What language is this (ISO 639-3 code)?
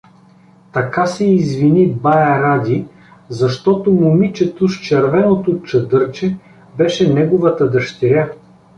bul